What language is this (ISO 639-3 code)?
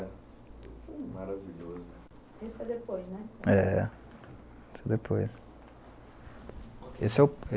por